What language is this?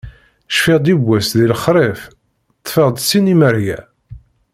Kabyle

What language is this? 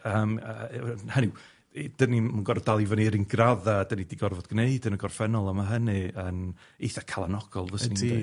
Welsh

